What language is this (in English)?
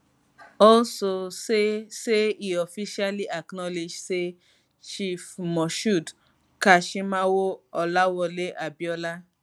Nigerian Pidgin